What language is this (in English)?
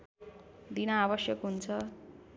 Nepali